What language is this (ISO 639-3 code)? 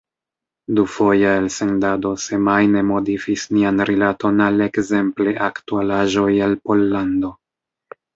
epo